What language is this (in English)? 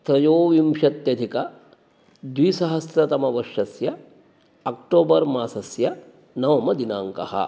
Sanskrit